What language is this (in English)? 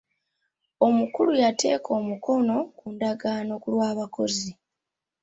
Ganda